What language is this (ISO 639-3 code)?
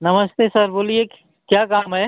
hin